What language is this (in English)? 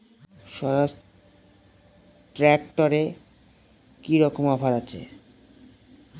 Bangla